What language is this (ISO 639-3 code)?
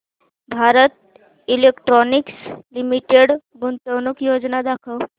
mar